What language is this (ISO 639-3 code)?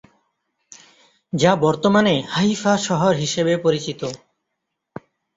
ben